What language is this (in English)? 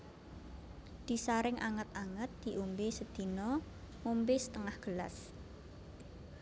Javanese